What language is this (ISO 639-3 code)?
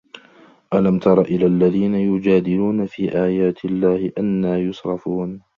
ara